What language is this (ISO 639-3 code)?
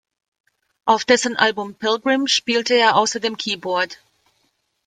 deu